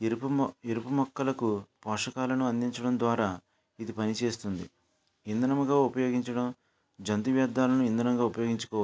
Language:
Telugu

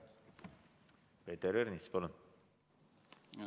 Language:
Estonian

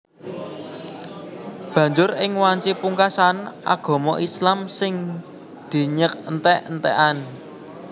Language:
Javanese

